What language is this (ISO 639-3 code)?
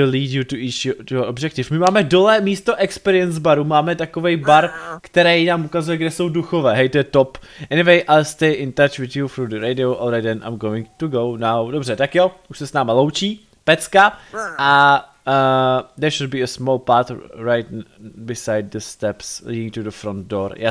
ces